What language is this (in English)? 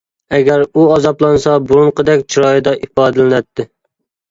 Uyghur